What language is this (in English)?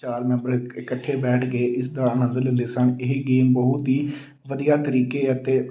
Punjabi